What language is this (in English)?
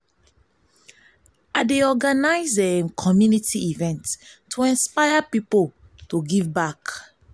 Nigerian Pidgin